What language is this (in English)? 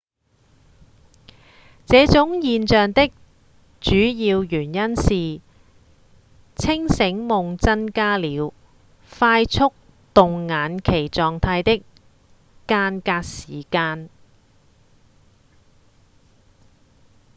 Cantonese